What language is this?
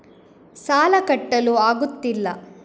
Kannada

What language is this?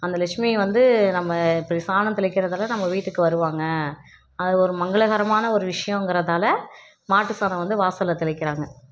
Tamil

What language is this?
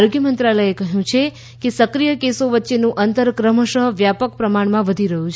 Gujarati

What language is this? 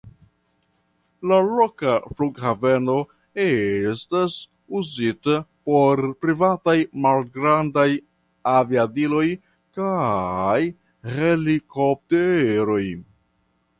Esperanto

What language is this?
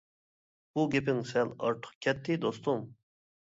Uyghur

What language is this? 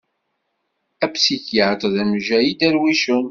Kabyle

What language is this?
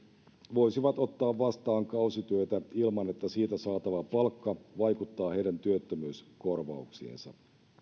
Finnish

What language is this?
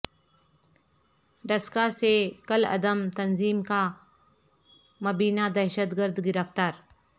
Urdu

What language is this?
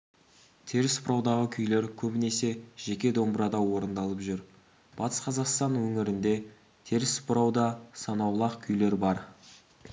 Kazakh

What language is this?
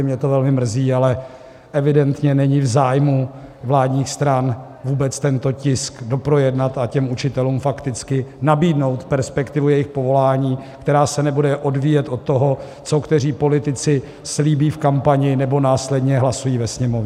Czech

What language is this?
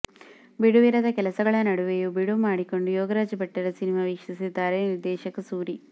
Kannada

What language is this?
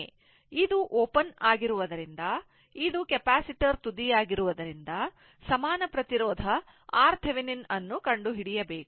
Kannada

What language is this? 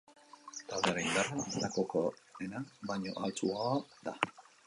Basque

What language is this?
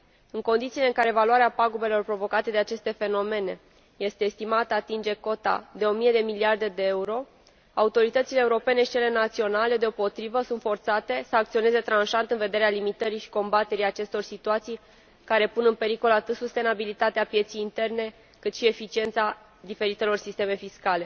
Romanian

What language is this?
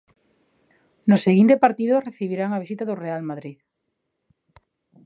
Galician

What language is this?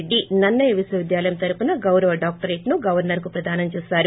Telugu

